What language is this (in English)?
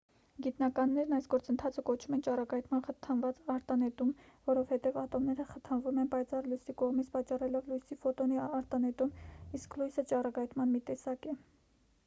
Armenian